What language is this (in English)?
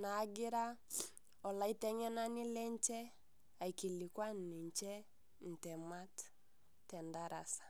Masai